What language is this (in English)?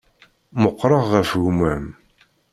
Kabyle